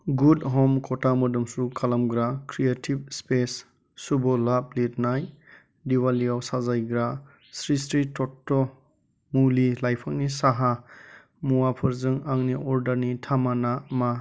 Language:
Bodo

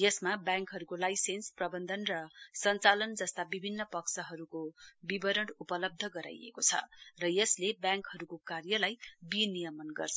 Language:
Nepali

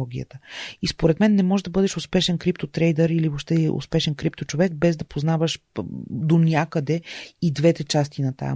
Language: Bulgarian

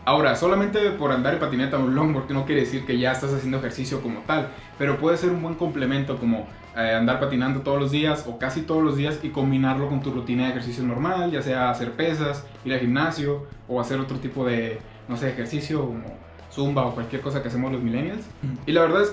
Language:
Spanish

